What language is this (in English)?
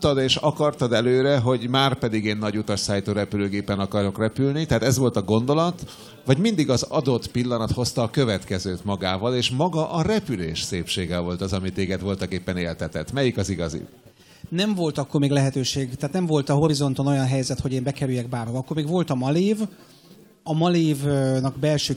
Hungarian